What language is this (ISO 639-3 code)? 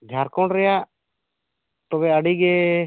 sat